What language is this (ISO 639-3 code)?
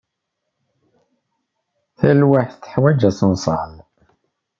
kab